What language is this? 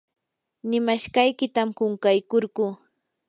Yanahuanca Pasco Quechua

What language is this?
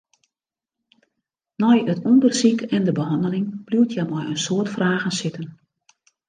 Western Frisian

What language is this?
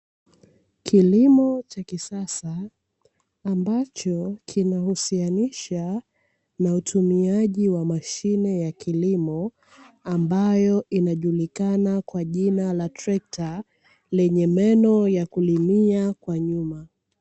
Swahili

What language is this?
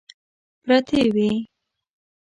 Pashto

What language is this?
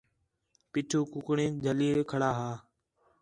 Khetrani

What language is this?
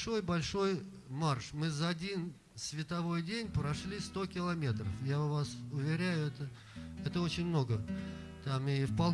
Russian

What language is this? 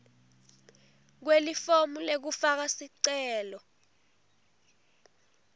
Swati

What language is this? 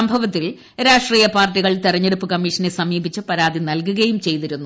Malayalam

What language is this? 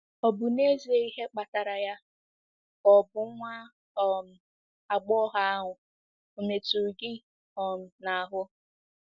Igbo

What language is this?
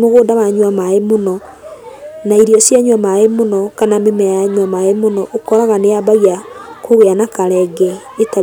Kikuyu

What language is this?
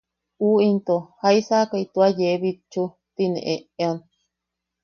Yaqui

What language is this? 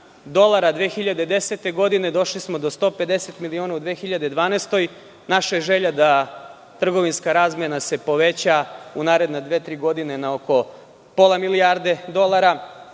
Serbian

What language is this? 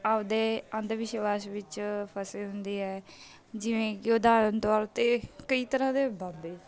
Punjabi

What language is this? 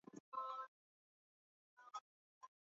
Swahili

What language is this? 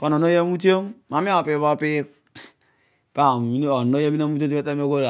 Odual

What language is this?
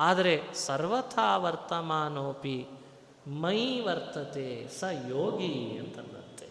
Kannada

